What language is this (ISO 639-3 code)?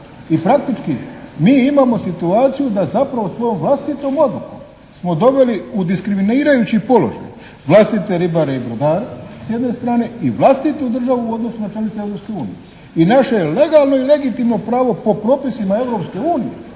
hrv